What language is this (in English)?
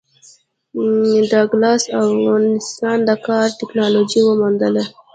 Pashto